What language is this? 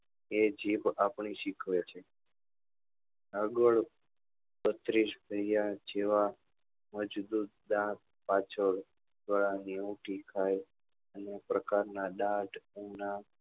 Gujarati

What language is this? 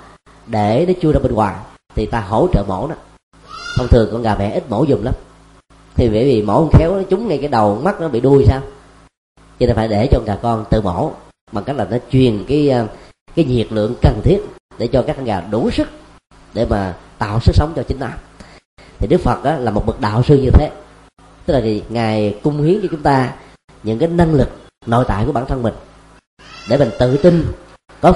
Vietnamese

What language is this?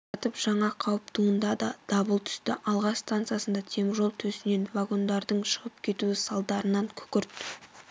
Kazakh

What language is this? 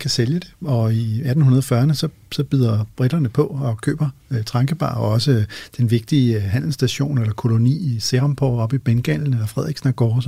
Danish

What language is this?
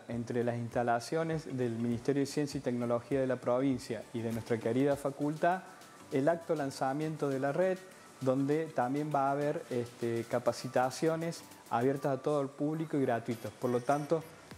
Spanish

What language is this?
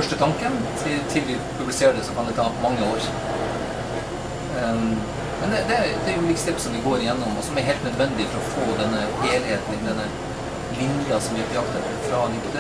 Norwegian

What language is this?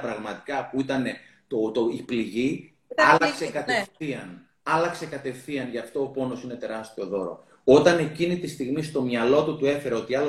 Greek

